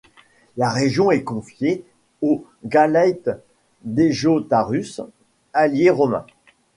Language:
French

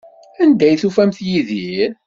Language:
Kabyle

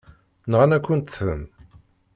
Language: Kabyle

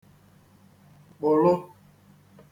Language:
Igbo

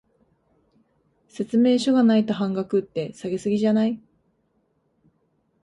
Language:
Japanese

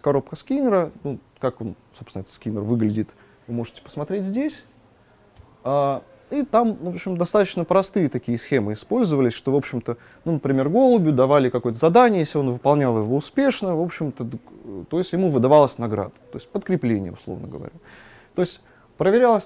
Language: Russian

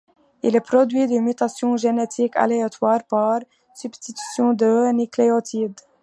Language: French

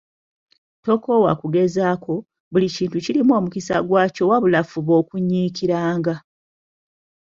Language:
Ganda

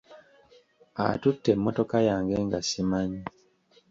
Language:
Ganda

